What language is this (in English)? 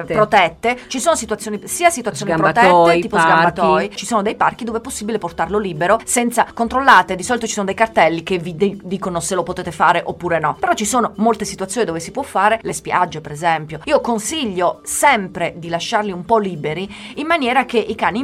Italian